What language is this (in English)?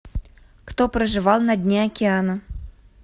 Russian